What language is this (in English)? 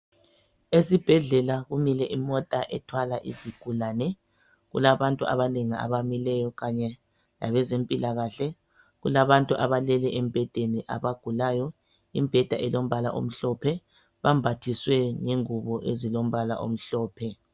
North Ndebele